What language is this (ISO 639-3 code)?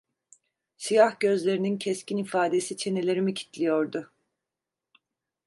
tur